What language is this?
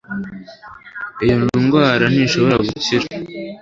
Kinyarwanda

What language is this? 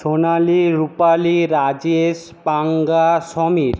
Bangla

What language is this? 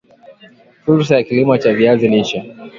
Swahili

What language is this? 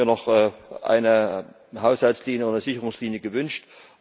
German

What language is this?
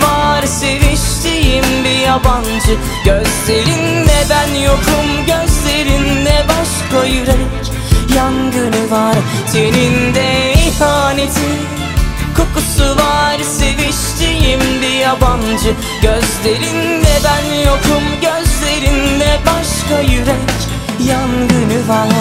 Dutch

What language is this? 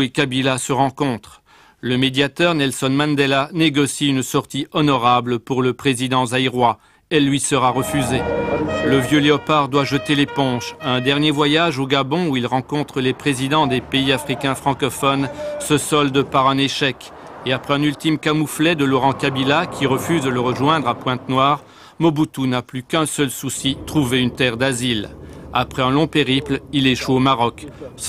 French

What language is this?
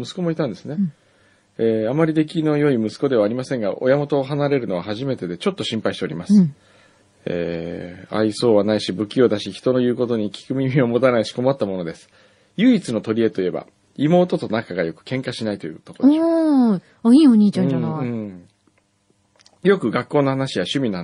Japanese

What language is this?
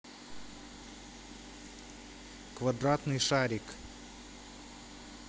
Russian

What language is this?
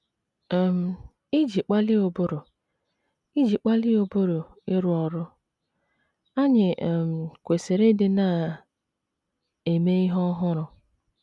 Igbo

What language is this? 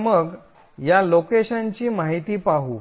Marathi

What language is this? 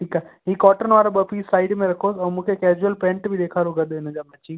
Sindhi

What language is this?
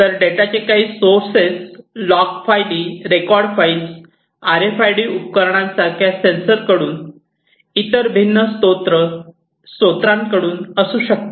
Marathi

